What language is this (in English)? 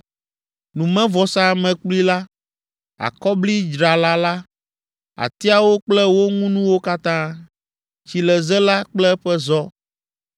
Ewe